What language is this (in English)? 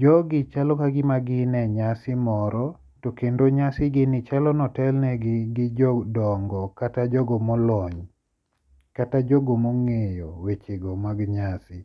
Luo (Kenya and Tanzania)